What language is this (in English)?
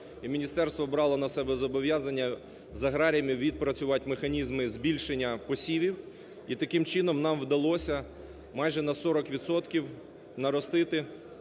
Ukrainian